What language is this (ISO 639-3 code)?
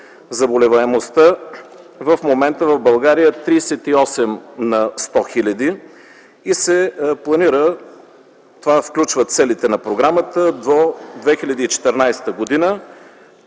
bul